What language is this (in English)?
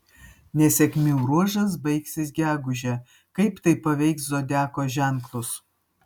Lithuanian